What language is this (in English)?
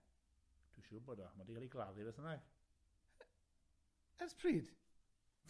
Welsh